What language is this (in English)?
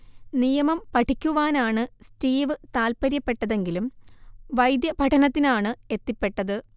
Malayalam